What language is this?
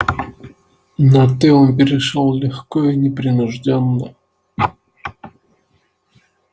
Russian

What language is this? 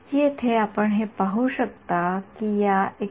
Marathi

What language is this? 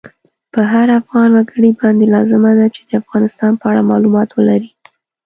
Pashto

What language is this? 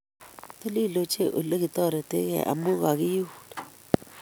Kalenjin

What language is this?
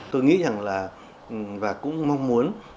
Vietnamese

